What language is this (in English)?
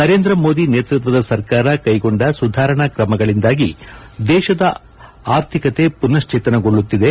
Kannada